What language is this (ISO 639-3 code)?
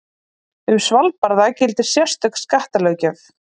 isl